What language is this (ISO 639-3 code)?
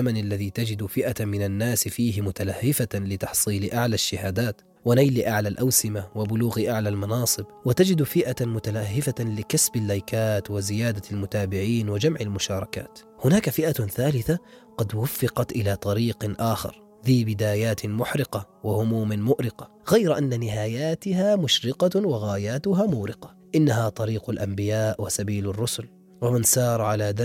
ara